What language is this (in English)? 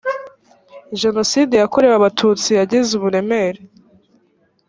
Kinyarwanda